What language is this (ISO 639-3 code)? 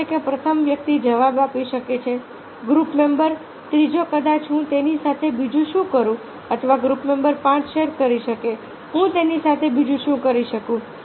guj